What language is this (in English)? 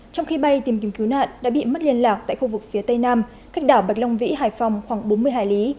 Vietnamese